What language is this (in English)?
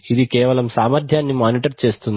Telugu